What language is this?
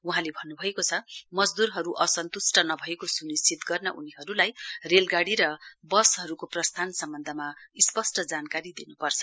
Nepali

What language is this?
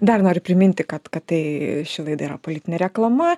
Lithuanian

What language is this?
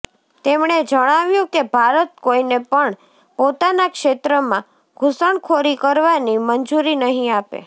Gujarati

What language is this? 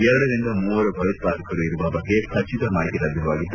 Kannada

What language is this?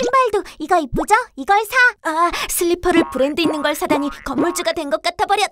Korean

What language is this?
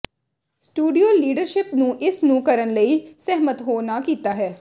Punjabi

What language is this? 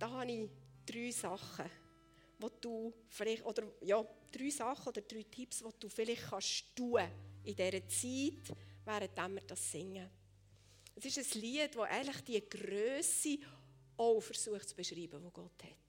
German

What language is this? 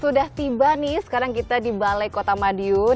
Indonesian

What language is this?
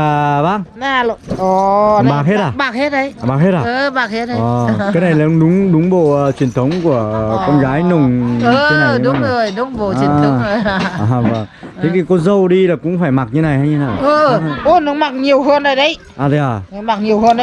Vietnamese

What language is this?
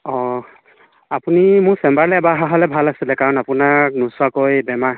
Assamese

